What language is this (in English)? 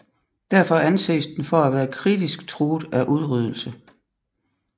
Danish